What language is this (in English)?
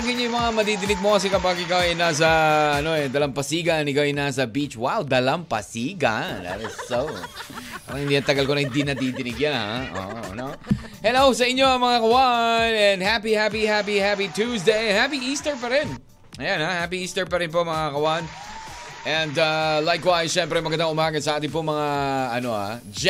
Filipino